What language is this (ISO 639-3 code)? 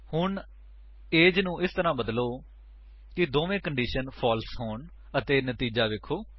pan